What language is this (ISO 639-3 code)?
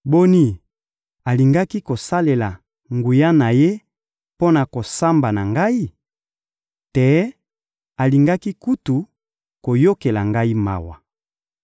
lin